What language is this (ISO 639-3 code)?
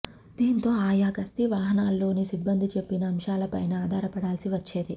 tel